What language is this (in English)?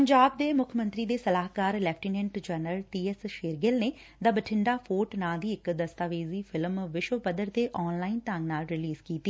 Punjabi